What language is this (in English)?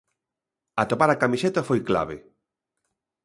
Galician